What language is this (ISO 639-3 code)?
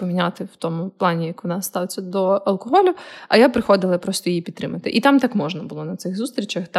ukr